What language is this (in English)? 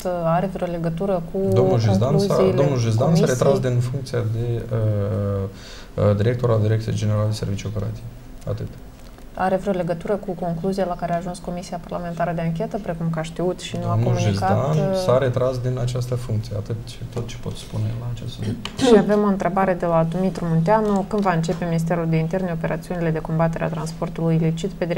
Romanian